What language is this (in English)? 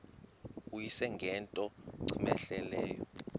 Xhosa